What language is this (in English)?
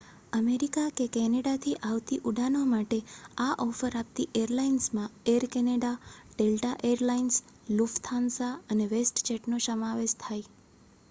Gujarati